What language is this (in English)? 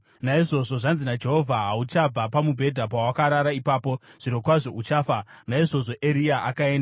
Shona